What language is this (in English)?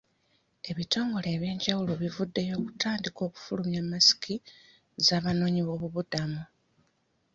Ganda